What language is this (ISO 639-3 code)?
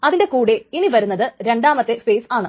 mal